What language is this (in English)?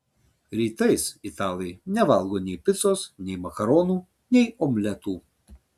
Lithuanian